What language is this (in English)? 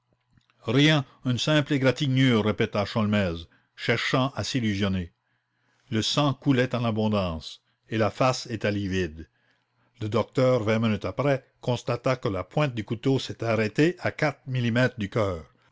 French